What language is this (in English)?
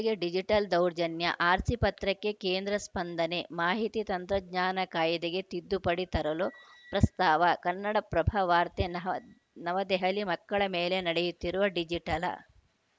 Kannada